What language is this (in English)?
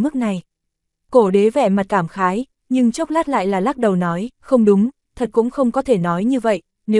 Vietnamese